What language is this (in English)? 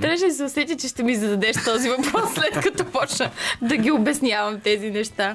Bulgarian